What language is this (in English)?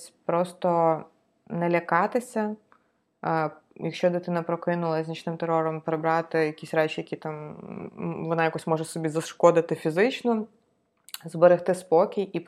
Ukrainian